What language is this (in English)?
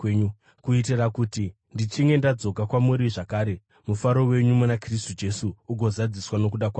Shona